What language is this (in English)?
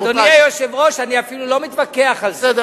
Hebrew